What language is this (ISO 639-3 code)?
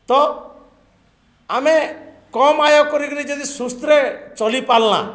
ori